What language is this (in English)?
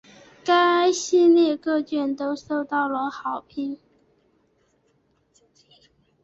Chinese